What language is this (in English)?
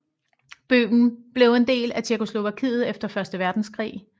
Danish